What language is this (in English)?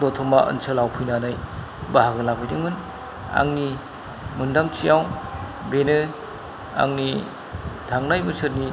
Bodo